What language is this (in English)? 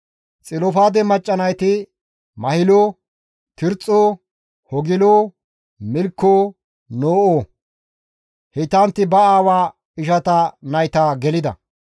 Gamo